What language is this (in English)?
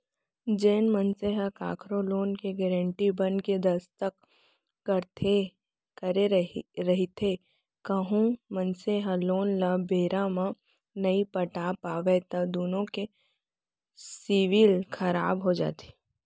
Chhattisgarhi